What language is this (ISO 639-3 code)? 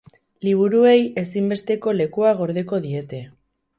eus